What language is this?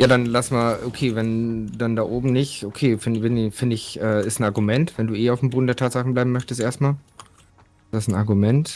German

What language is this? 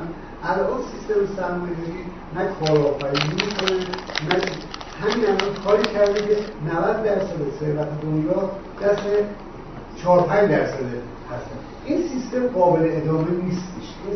Persian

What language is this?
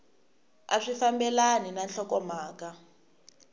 Tsonga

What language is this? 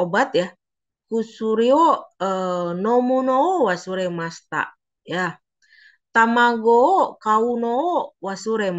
Indonesian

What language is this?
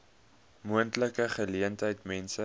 Afrikaans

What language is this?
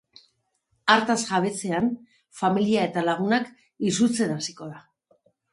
Basque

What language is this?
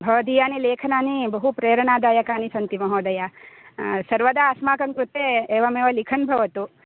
Sanskrit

